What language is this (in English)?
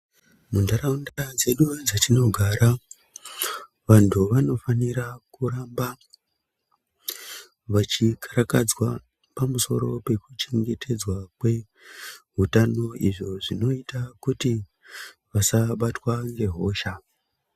Ndau